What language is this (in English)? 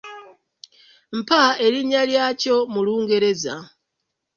Ganda